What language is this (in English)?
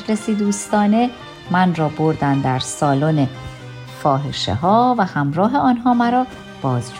Persian